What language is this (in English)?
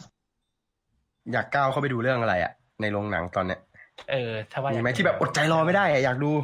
Thai